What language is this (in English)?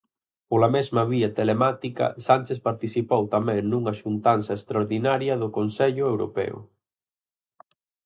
Galician